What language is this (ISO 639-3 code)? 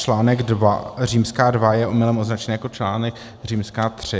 ces